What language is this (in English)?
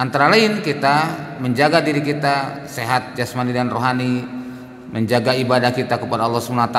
Indonesian